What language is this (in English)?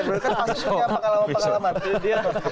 Indonesian